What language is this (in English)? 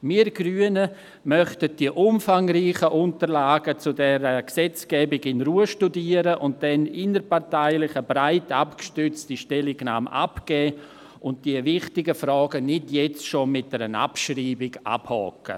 Swiss German